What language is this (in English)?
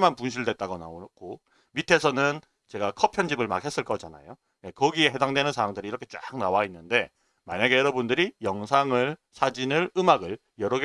Korean